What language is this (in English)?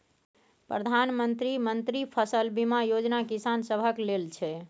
Maithili